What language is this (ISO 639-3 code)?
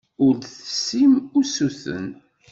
kab